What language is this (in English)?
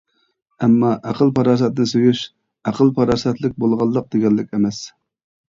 Uyghur